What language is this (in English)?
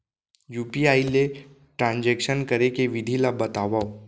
Chhattisgarhi